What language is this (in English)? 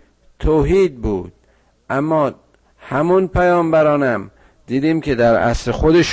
Persian